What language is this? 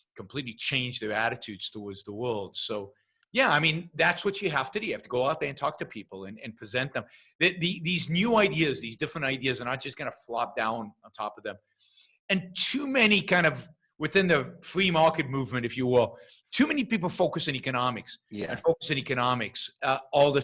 English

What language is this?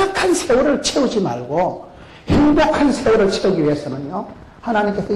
Korean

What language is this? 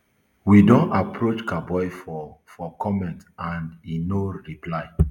Nigerian Pidgin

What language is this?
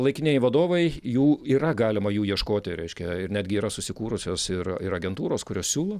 Lithuanian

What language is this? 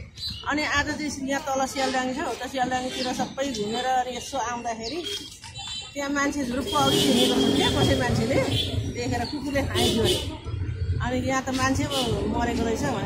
Indonesian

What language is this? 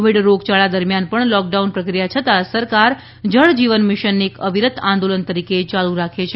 Gujarati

